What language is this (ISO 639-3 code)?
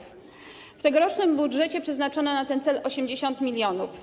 pol